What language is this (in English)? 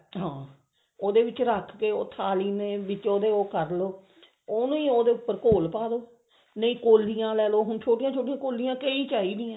Punjabi